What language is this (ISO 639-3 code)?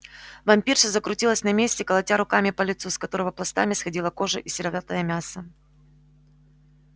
rus